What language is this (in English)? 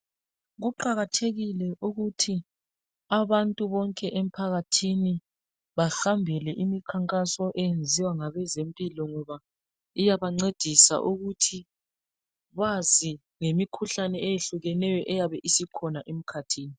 North Ndebele